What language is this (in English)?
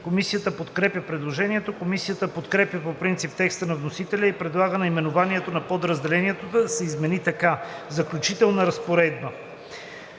Bulgarian